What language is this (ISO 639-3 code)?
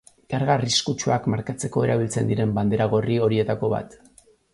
eus